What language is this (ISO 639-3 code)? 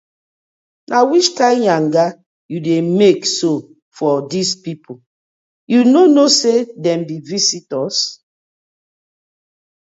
pcm